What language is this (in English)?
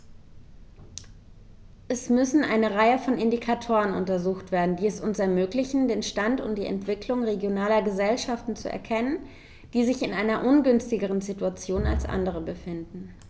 German